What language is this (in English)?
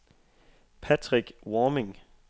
Danish